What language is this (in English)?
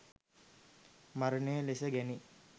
Sinhala